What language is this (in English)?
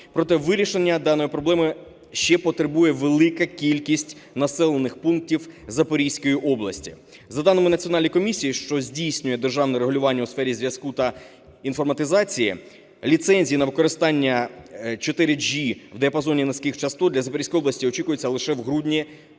Ukrainian